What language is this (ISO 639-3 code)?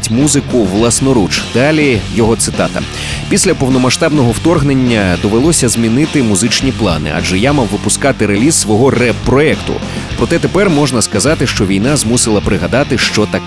ukr